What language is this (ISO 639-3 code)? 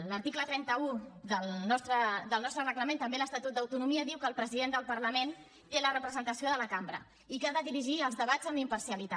cat